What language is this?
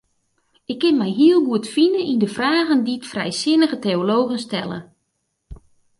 Western Frisian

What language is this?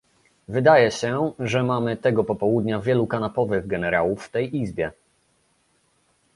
Polish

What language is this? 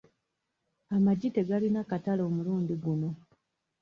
Ganda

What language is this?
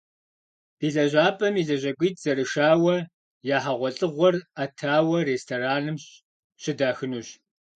Kabardian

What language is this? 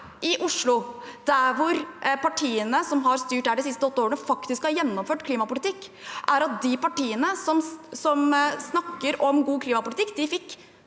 Norwegian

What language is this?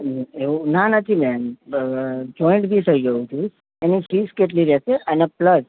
Gujarati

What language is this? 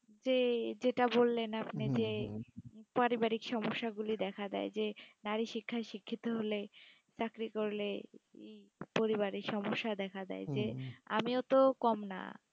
Bangla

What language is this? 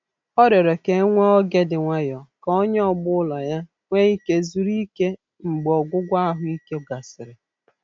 Igbo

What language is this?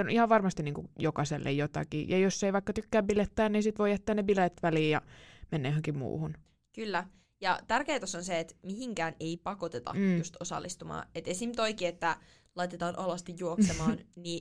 Finnish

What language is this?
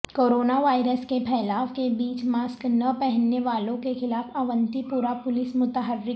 Urdu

